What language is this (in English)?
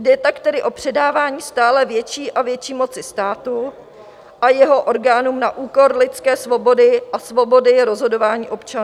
Czech